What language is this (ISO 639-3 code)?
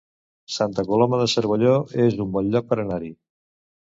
cat